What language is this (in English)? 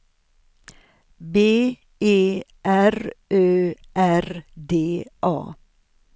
Swedish